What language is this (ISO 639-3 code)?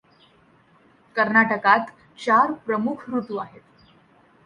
mar